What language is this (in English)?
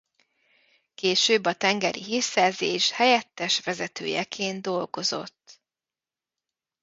Hungarian